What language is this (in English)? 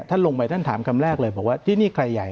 Thai